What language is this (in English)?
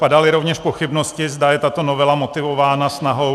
Czech